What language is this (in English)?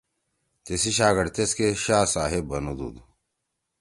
Torwali